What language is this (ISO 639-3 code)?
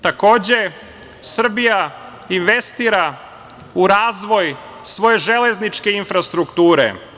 srp